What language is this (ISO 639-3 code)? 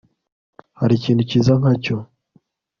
kin